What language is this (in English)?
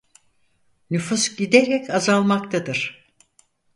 Turkish